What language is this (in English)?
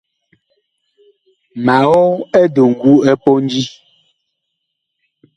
Bakoko